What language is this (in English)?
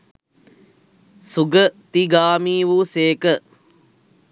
Sinhala